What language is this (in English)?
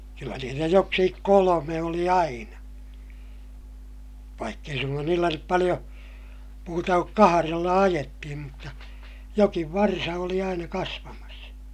Finnish